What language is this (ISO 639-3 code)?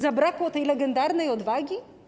pol